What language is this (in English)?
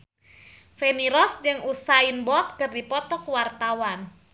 Sundanese